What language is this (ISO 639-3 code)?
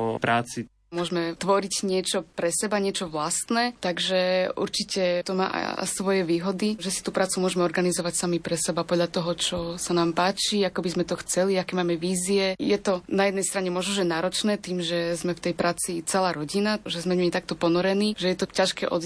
slk